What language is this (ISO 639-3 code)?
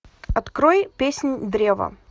rus